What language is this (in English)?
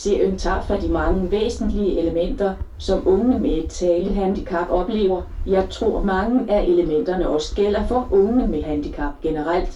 Danish